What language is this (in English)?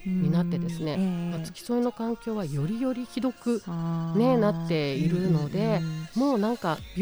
Japanese